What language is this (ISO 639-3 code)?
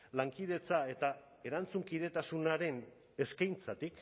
eus